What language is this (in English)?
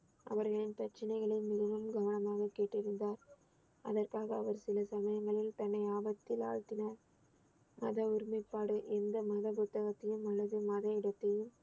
Tamil